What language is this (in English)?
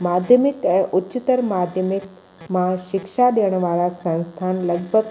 Sindhi